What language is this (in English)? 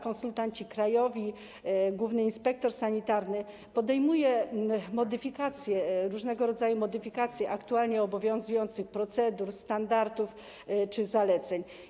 Polish